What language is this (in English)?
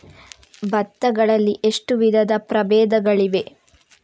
Kannada